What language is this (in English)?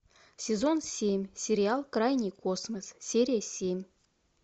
Russian